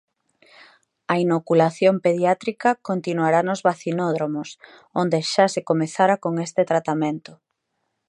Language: Galician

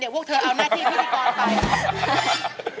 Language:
Thai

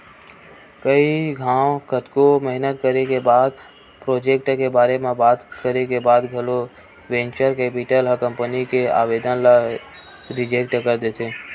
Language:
Chhattisgarhi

